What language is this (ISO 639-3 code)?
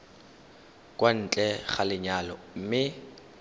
tsn